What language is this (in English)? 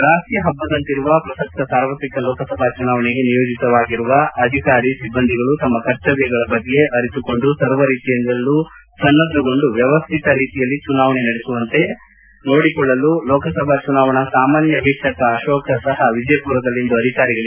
Kannada